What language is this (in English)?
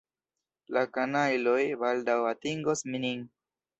Esperanto